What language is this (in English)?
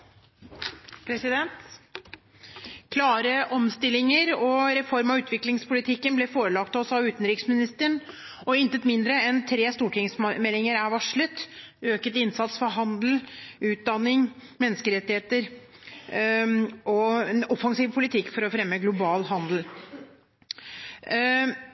Norwegian Bokmål